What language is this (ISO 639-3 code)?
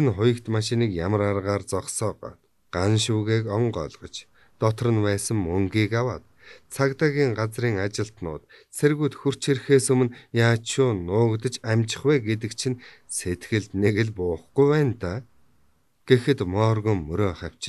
tur